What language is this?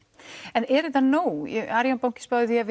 Icelandic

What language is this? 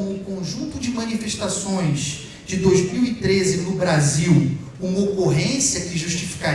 Portuguese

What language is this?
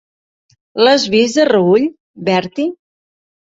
Catalan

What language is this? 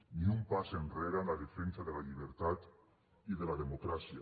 Catalan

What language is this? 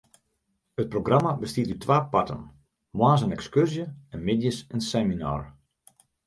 Western Frisian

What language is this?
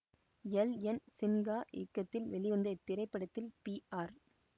Tamil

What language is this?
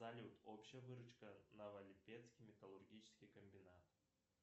Russian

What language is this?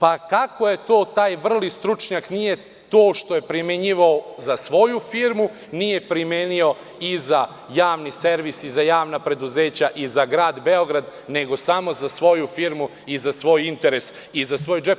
Serbian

